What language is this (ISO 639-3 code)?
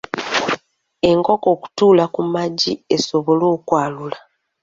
lug